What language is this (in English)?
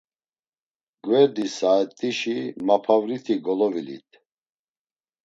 Laz